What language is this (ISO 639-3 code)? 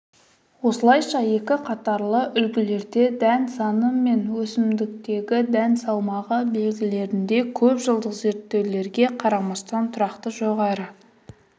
kaz